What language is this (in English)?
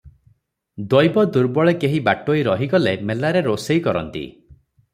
Odia